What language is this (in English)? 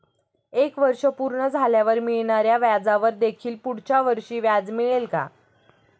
Marathi